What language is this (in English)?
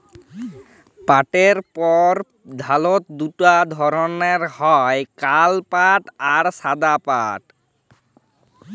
Bangla